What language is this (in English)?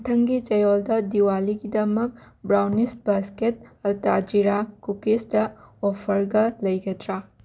Manipuri